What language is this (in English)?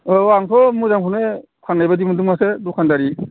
Bodo